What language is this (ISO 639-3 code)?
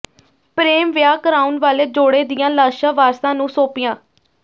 pan